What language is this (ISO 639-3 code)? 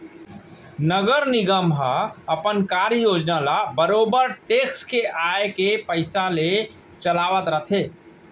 hne